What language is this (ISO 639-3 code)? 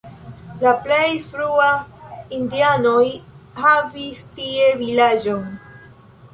epo